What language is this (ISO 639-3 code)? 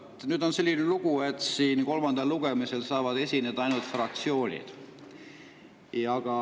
est